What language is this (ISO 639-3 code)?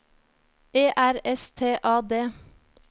nor